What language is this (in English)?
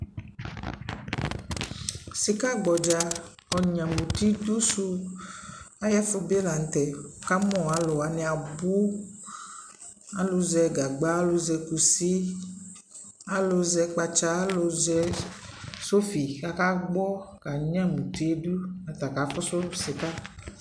Ikposo